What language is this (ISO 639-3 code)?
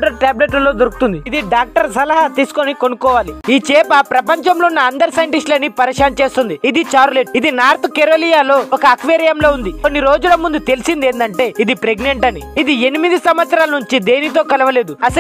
tel